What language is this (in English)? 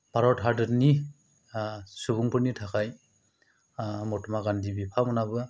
Bodo